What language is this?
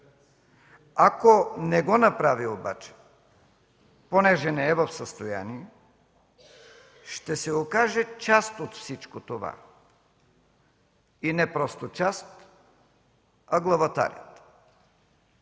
Bulgarian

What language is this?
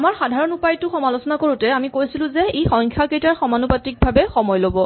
Assamese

